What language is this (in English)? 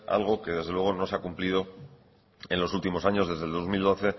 Spanish